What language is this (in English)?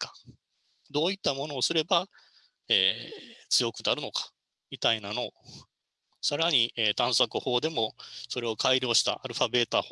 Japanese